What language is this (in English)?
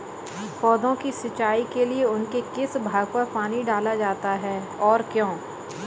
Hindi